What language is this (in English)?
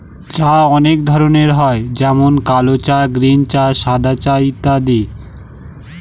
Bangla